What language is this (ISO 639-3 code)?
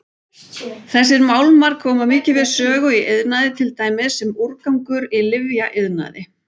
isl